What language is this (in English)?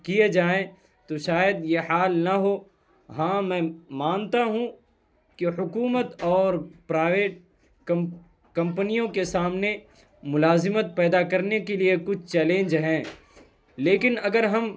Urdu